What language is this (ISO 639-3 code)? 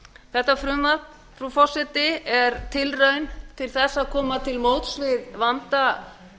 isl